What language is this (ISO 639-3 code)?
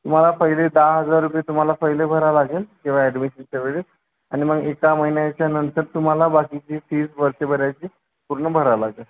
mar